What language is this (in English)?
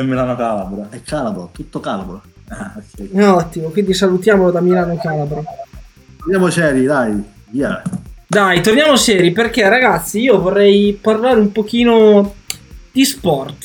Italian